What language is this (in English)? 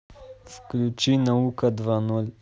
Russian